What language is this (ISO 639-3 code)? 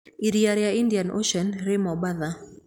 kik